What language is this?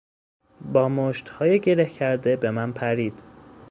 Persian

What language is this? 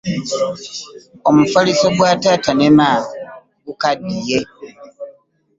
Ganda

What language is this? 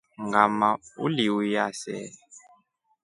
Rombo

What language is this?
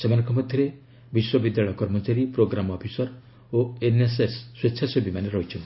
Odia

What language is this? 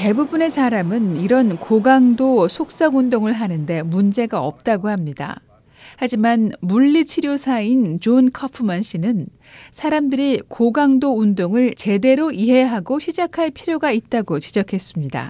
Korean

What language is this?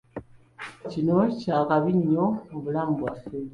Ganda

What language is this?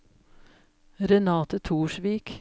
Norwegian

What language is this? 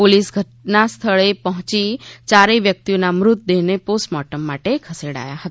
Gujarati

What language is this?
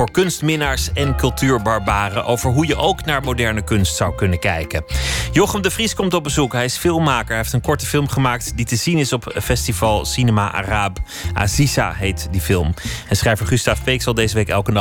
Dutch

